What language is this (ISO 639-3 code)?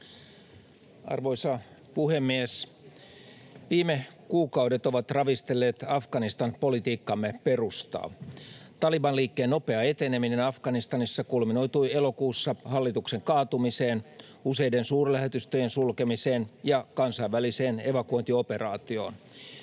fin